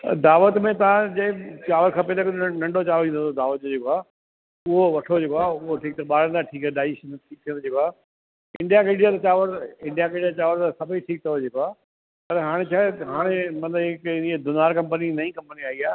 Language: Sindhi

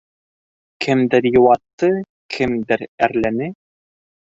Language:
Bashkir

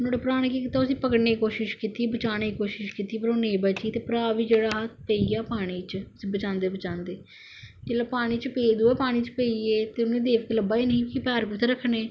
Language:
Dogri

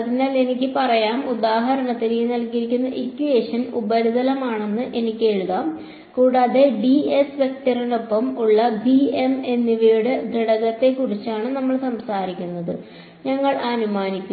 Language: Malayalam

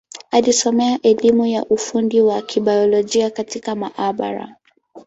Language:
Swahili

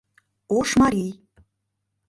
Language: Mari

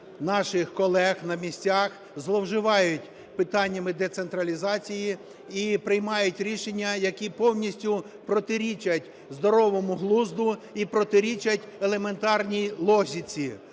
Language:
Ukrainian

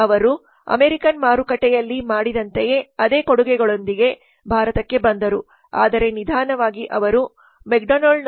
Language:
Kannada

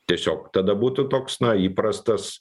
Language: Lithuanian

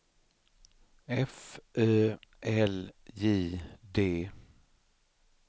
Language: Swedish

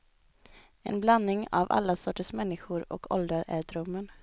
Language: Swedish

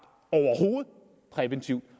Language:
Danish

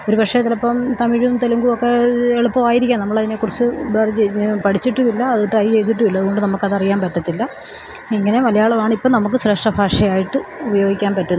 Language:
Malayalam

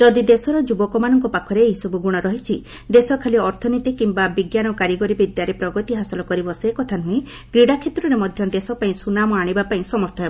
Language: Odia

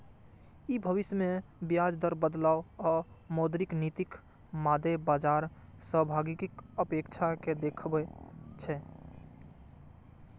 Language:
Maithili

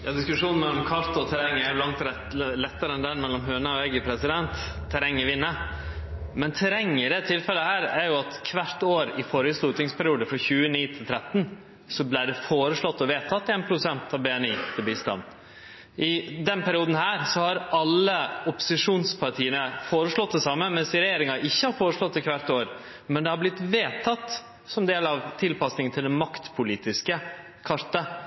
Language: Norwegian Nynorsk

